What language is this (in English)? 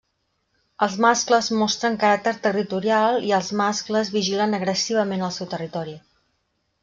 Catalan